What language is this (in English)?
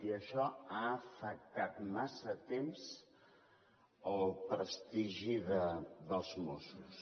Catalan